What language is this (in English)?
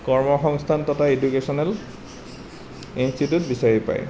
Assamese